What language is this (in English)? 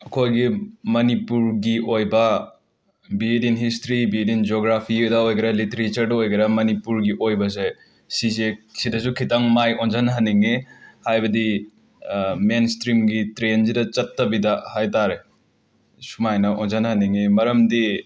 Manipuri